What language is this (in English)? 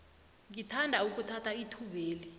South Ndebele